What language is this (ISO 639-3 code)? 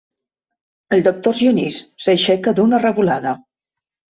cat